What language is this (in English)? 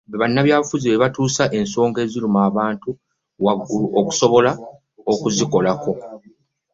Ganda